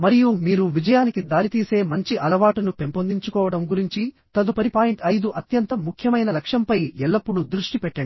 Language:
Telugu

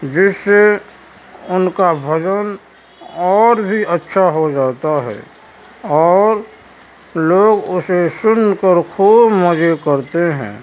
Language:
Urdu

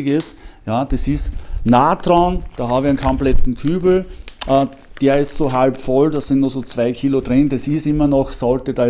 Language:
German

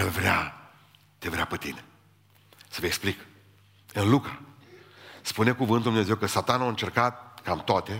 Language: Romanian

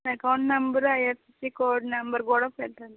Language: Telugu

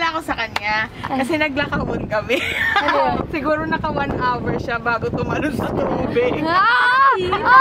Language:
Filipino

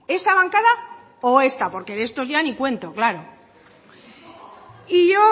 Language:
Spanish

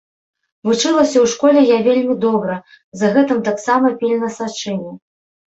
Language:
Belarusian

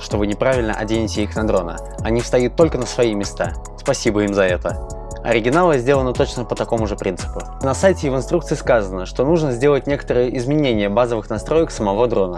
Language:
Russian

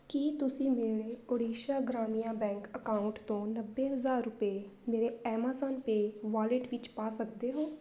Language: Punjabi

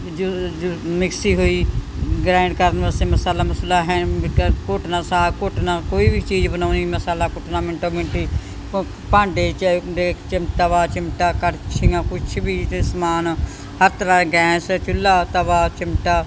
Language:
Punjabi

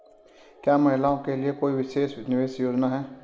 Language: Hindi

